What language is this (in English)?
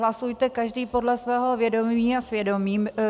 Czech